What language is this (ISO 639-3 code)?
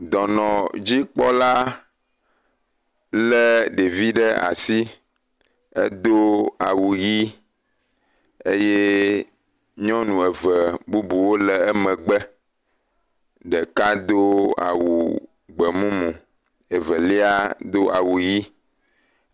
ewe